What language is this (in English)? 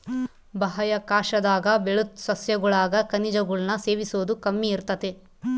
Kannada